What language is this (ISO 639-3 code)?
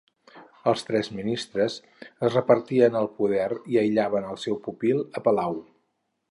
cat